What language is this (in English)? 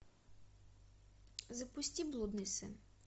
Russian